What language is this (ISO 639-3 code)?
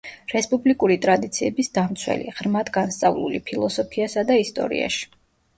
kat